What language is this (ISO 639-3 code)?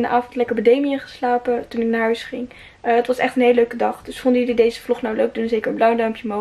nld